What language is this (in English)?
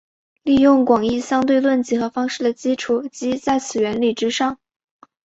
Chinese